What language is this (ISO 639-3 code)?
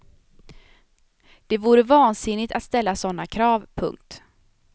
swe